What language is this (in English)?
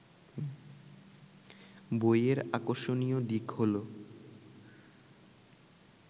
Bangla